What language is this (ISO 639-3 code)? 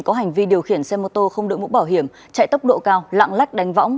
vie